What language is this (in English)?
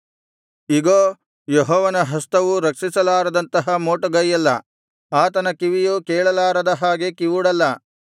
Kannada